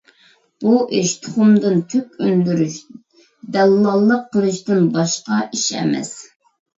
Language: Uyghur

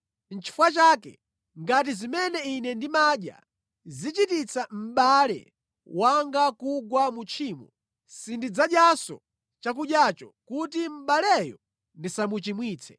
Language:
Nyanja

